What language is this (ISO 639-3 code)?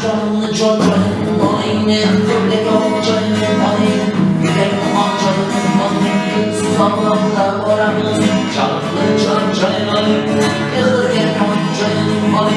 tur